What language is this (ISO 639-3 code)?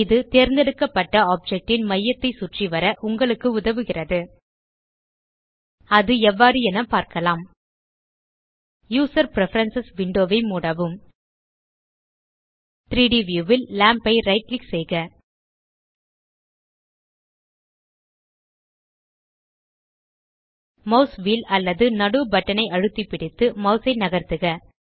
tam